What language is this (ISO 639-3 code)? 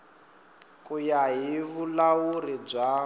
tso